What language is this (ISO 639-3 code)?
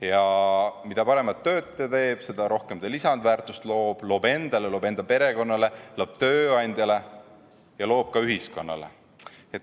est